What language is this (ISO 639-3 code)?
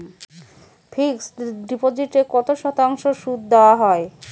ben